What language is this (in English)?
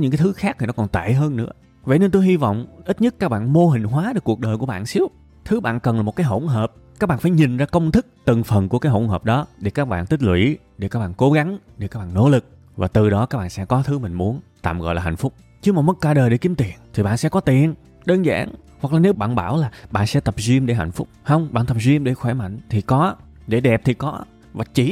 Vietnamese